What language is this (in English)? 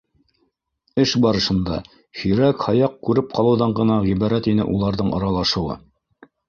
Bashkir